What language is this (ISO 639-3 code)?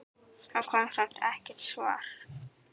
isl